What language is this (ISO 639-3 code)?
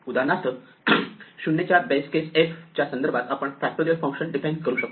mar